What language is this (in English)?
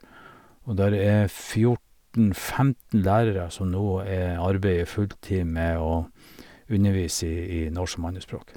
Norwegian